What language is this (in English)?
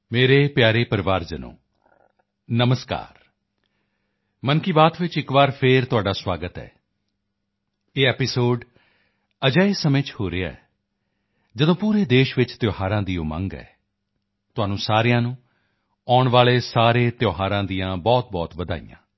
Punjabi